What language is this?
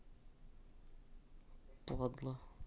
Russian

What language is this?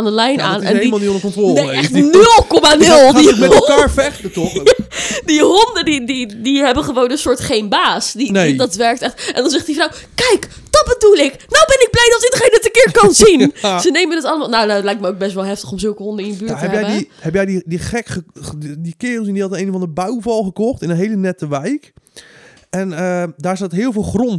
Dutch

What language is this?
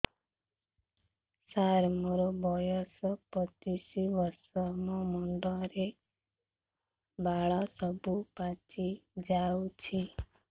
Odia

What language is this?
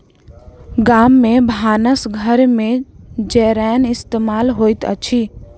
Maithili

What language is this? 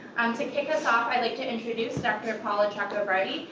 English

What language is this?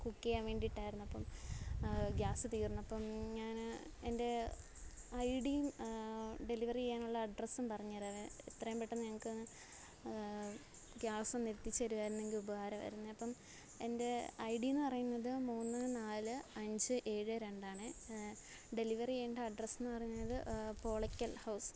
Malayalam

